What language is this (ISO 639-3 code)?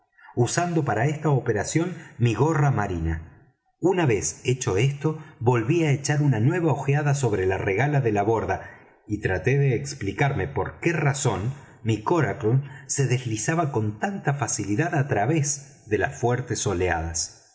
spa